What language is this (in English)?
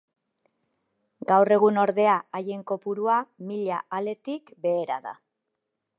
Basque